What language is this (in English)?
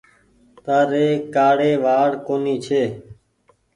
Goaria